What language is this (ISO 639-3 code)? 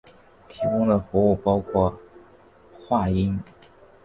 zho